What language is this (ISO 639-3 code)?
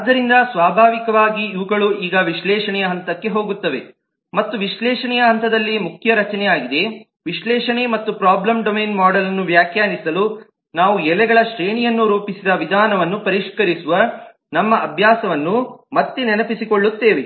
kan